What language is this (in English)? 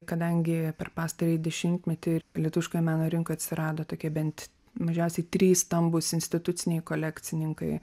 Lithuanian